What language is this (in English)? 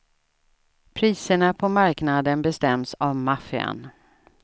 Swedish